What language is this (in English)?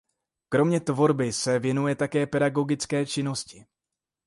Czech